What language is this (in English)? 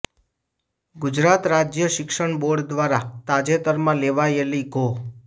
Gujarati